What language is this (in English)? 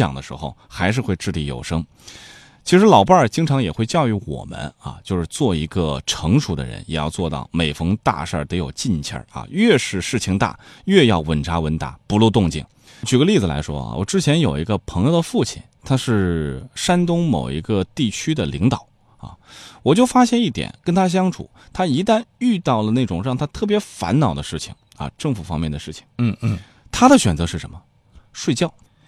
Chinese